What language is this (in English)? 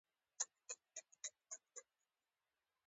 Pashto